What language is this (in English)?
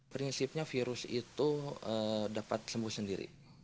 Indonesian